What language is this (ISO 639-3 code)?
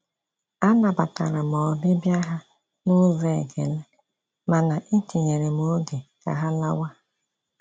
ibo